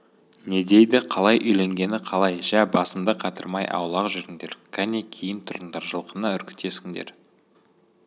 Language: Kazakh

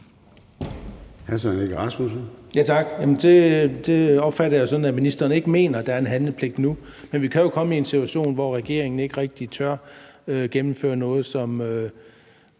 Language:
Danish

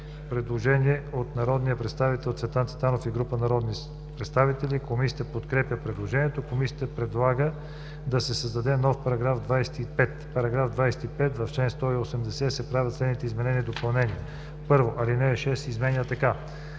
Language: Bulgarian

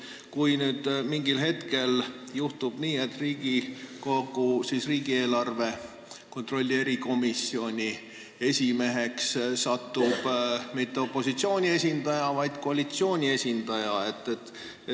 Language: Estonian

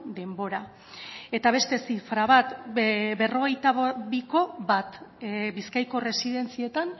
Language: Basque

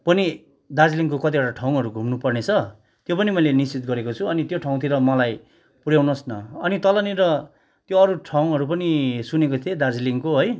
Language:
Nepali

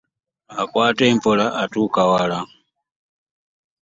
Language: Ganda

